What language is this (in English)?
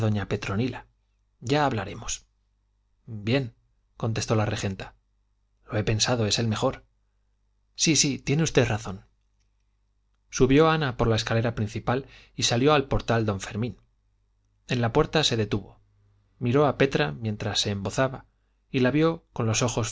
Spanish